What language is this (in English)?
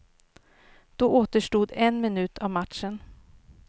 Swedish